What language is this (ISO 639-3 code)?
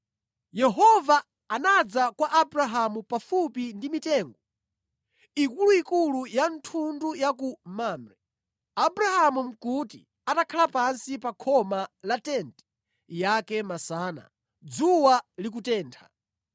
nya